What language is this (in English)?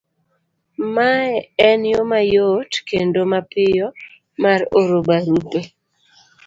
Luo (Kenya and Tanzania)